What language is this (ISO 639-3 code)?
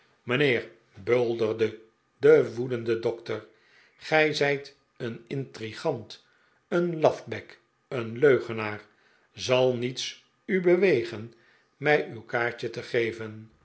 nld